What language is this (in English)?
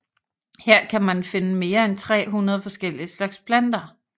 Danish